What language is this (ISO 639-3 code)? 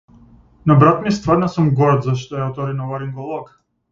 mkd